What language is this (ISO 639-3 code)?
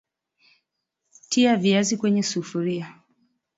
swa